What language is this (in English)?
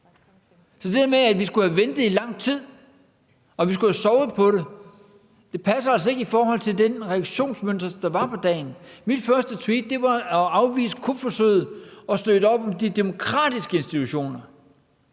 Danish